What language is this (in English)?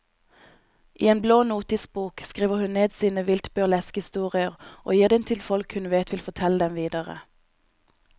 Norwegian